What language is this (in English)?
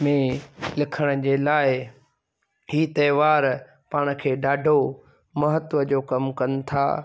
Sindhi